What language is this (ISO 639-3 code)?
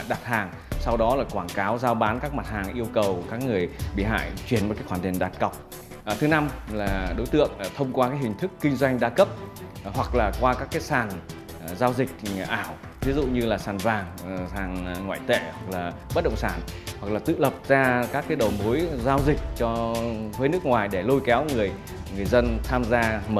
vie